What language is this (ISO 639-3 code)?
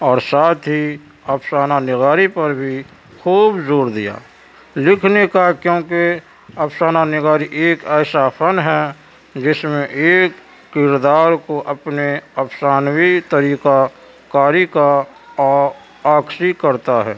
urd